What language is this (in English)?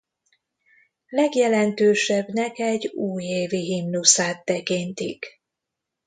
Hungarian